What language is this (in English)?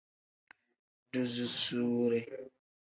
Tem